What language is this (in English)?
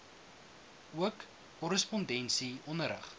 Afrikaans